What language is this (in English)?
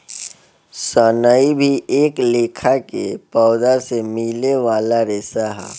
Bhojpuri